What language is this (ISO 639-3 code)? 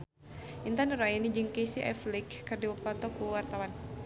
sun